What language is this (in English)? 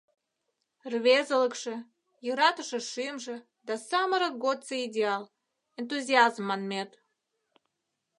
Mari